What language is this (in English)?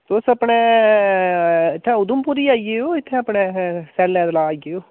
Dogri